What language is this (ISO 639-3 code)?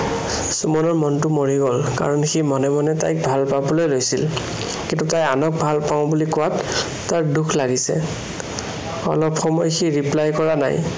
asm